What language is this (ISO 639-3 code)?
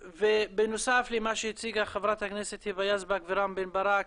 heb